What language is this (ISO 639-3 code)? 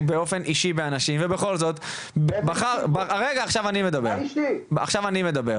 heb